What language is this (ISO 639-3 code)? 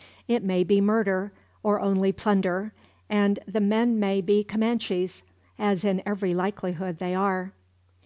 eng